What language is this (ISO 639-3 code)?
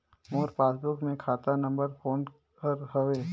hne